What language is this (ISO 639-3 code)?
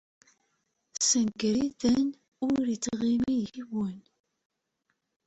kab